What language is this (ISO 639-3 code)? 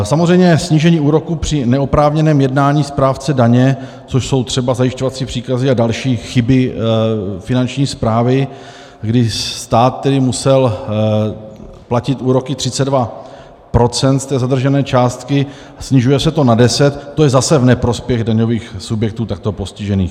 ces